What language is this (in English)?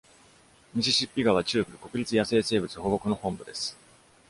Japanese